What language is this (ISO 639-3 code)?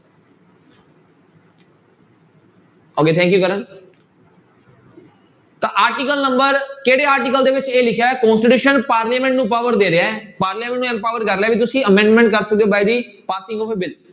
pan